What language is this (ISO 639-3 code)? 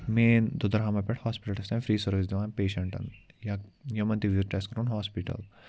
kas